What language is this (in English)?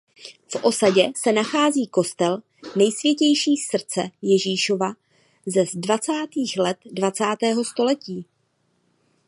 Czech